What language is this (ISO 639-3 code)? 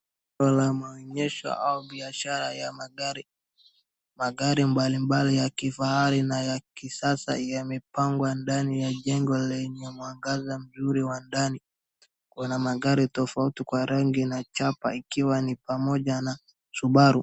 swa